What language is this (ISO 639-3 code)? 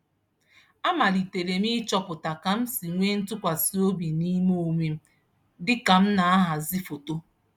ibo